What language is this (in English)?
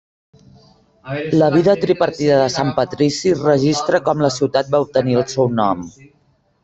Catalan